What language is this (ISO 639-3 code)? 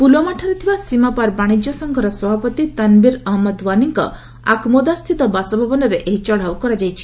ori